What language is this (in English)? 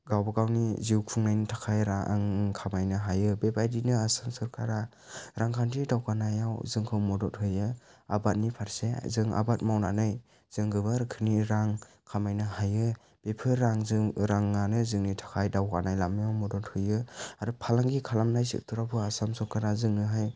Bodo